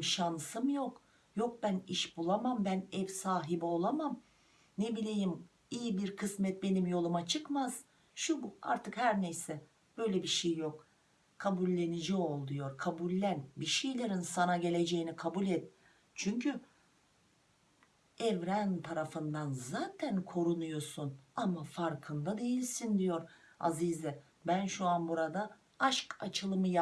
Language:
Turkish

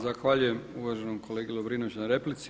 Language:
Croatian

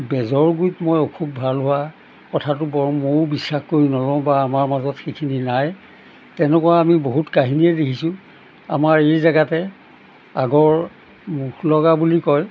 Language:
Assamese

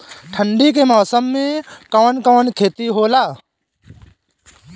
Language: Bhojpuri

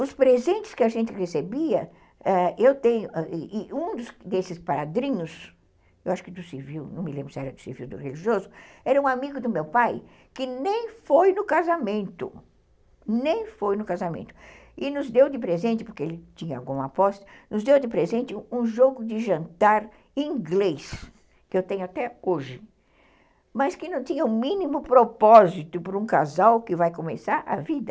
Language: Portuguese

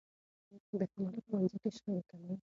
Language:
Pashto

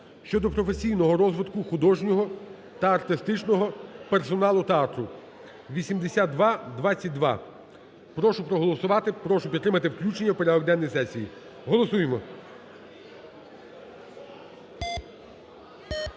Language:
Ukrainian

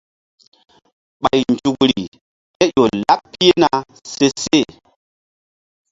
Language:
Mbum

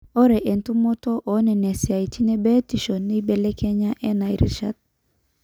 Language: Masai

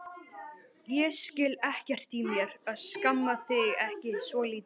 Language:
Icelandic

